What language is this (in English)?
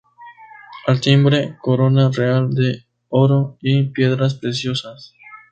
Spanish